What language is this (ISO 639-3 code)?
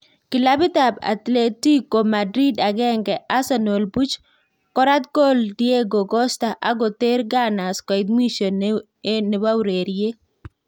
kln